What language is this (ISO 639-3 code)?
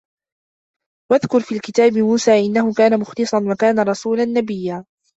ara